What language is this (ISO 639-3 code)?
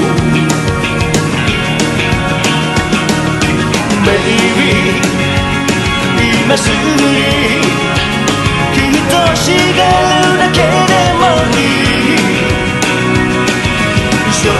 ara